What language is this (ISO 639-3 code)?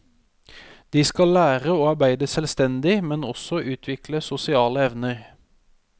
nor